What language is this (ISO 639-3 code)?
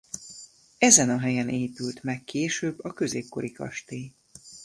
hun